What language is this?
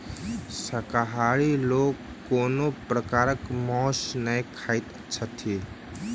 Maithili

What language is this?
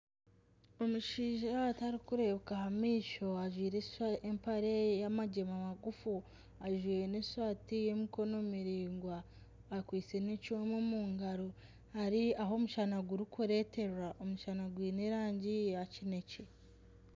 Nyankole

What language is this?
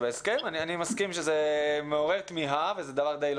Hebrew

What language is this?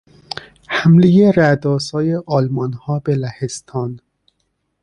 Persian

